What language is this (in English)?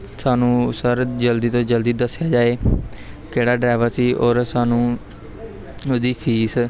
Punjabi